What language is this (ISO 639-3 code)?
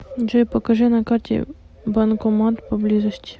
rus